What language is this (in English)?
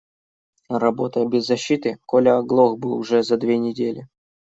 Russian